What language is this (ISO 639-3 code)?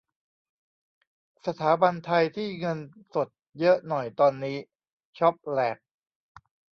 tha